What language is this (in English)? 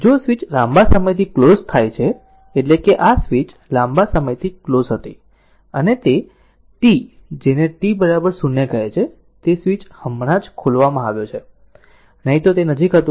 Gujarati